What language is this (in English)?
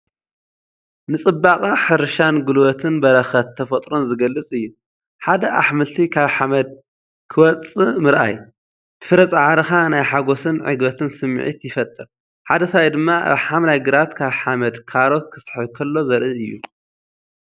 Tigrinya